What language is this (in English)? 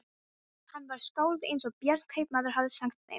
Icelandic